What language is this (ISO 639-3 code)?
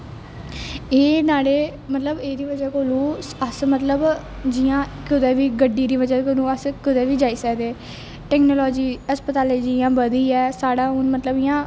doi